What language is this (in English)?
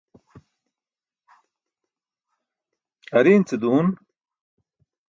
Burushaski